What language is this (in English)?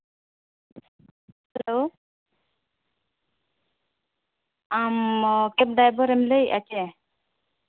Santali